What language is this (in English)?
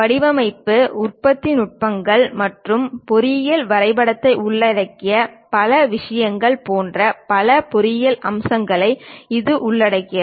Tamil